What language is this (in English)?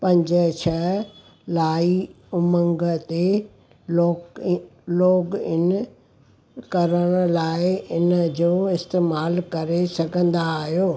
Sindhi